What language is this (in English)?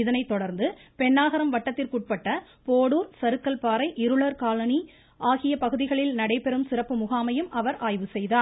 Tamil